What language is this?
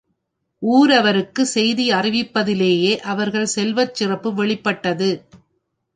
Tamil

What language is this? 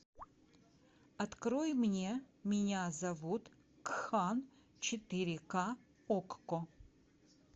Russian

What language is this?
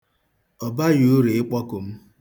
Igbo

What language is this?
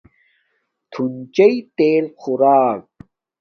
Domaaki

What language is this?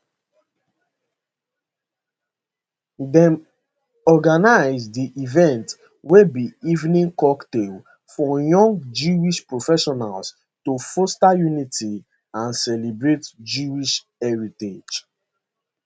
Nigerian Pidgin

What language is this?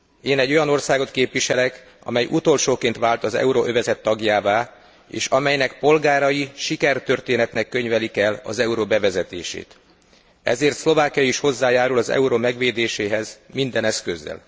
Hungarian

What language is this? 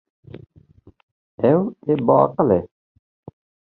Kurdish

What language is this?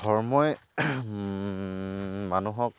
Assamese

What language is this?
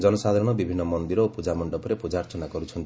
Odia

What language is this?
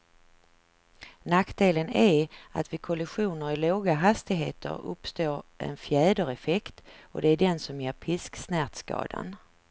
Swedish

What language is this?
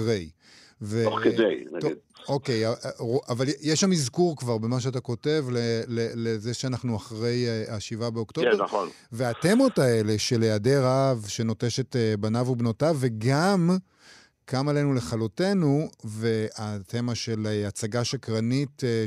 Hebrew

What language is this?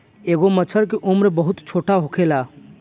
Bhojpuri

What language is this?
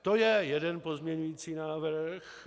Czech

